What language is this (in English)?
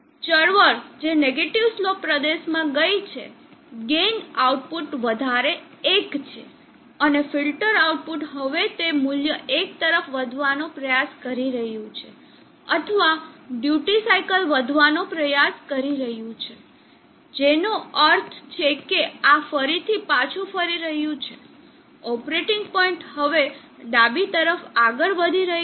Gujarati